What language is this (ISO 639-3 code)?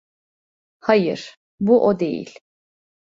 tur